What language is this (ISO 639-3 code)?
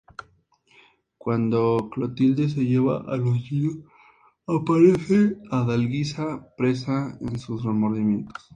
spa